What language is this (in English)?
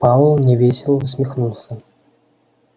Russian